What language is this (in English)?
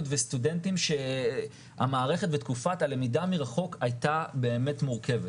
Hebrew